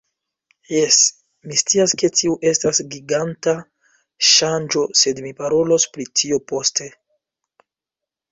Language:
Esperanto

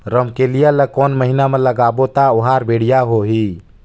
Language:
Chhattisgarhi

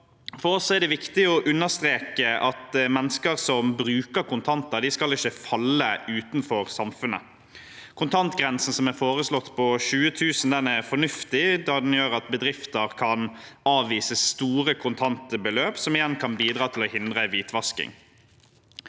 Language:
Norwegian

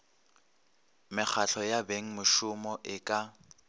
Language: Northern Sotho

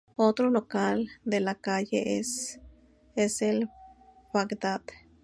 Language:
Spanish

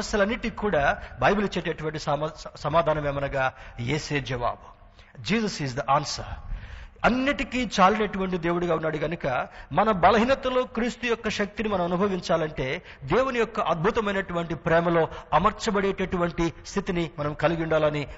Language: Telugu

